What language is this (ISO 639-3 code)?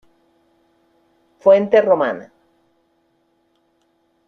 spa